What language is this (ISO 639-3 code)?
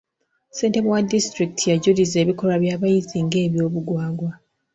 lug